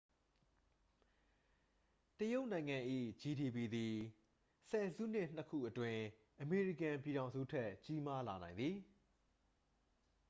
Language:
Burmese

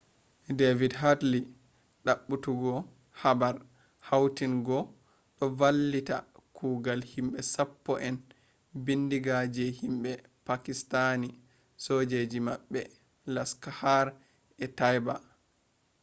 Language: Fula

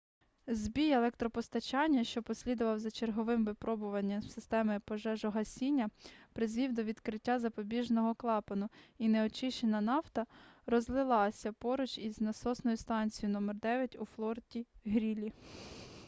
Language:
Ukrainian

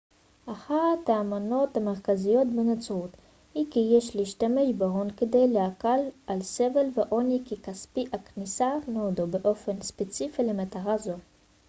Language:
Hebrew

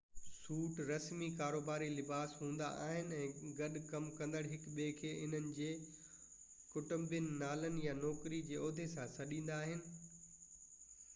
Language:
Sindhi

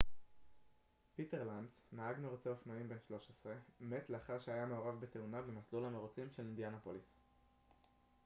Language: Hebrew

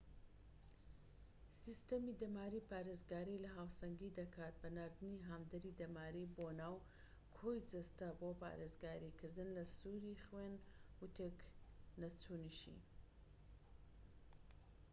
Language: Central Kurdish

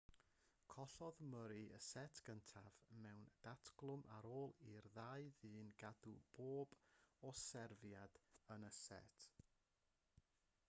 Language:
Welsh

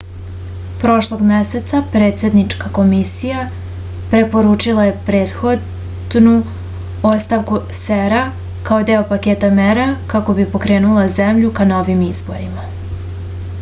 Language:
Serbian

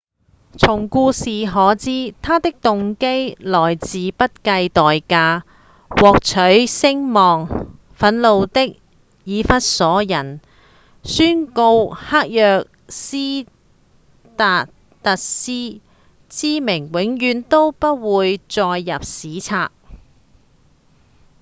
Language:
Cantonese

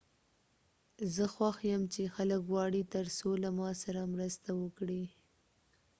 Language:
Pashto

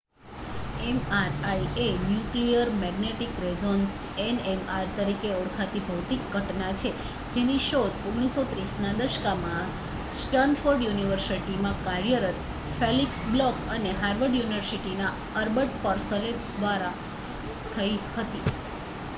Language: Gujarati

